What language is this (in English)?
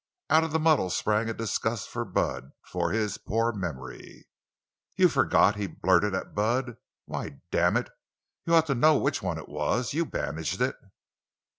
English